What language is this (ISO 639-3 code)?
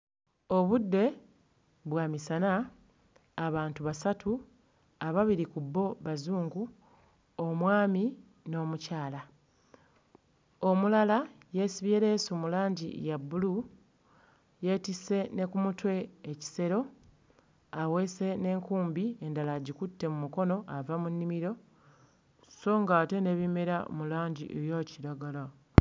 lug